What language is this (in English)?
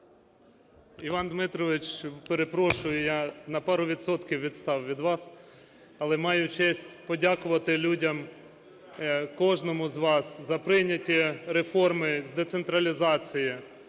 Ukrainian